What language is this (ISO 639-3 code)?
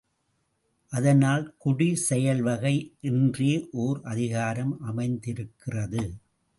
tam